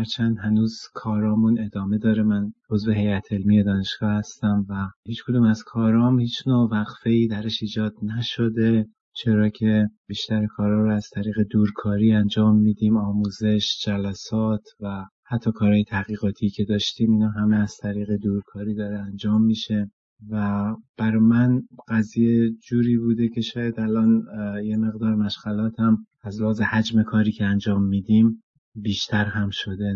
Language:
Persian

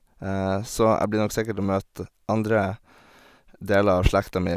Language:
Norwegian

